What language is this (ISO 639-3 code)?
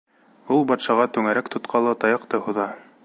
bak